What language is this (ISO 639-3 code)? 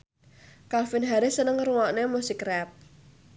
jav